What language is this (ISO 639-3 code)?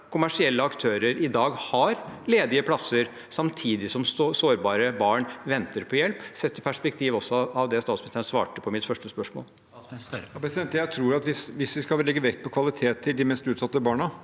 nor